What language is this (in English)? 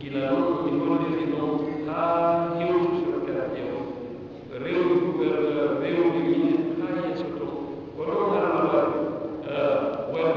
Arabic